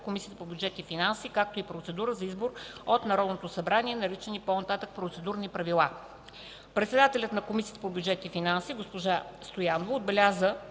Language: Bulgarian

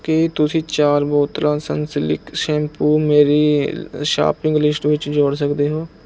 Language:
Punjabi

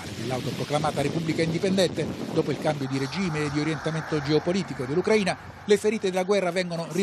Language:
Italian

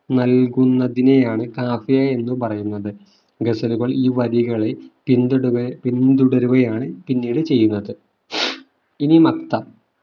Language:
Malayalam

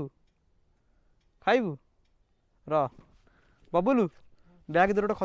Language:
Hindi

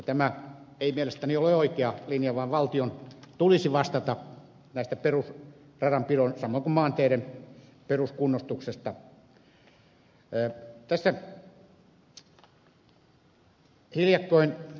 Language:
Finnish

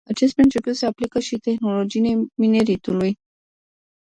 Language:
Romanian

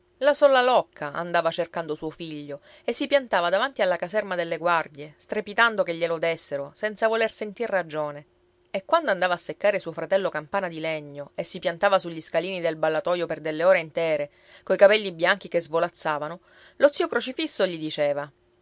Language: Italian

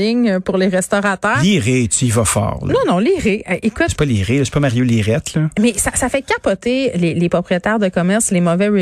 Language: French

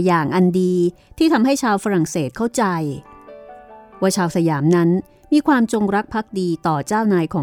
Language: Thai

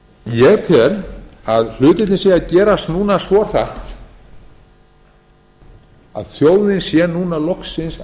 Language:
Icelandic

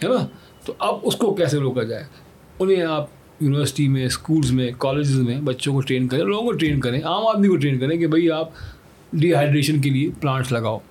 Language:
Urdu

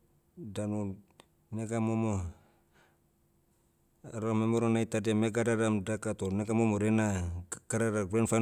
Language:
Motu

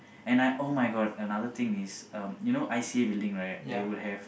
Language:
English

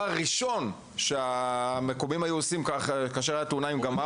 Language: Hebrew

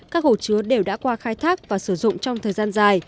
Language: Vietnamese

